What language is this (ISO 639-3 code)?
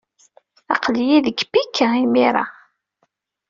kab